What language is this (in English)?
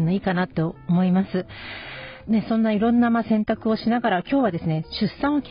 Japanese